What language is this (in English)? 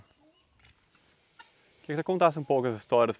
Portuguese